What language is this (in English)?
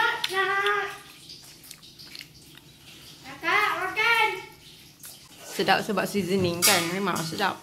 Malay